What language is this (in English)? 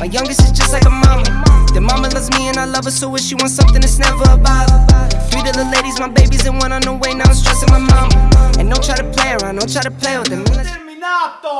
Italian